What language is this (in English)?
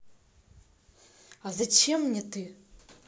Russian